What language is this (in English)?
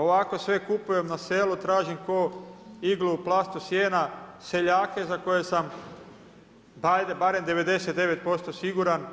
Croatian